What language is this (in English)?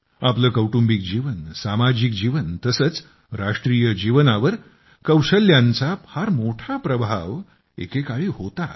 Marathi